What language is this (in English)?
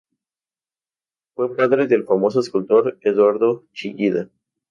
Spanish